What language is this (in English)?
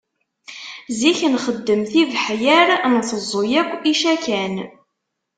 Kabyle